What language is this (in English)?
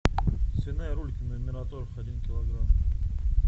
Russian